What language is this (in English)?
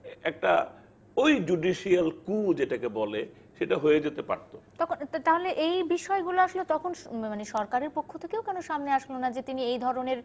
Bangla